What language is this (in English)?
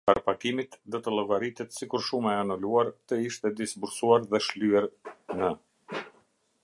Albanian